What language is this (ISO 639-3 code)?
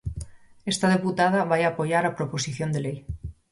glg